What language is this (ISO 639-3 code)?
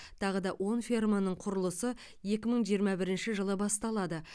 kaz